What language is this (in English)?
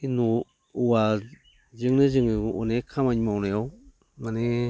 Bodo